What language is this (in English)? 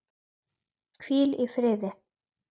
Icelandic